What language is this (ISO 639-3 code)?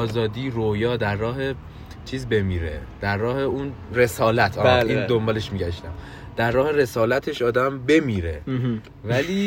fas